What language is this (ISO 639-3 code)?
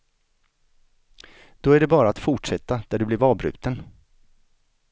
swe